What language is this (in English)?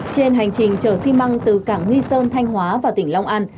Vietnamese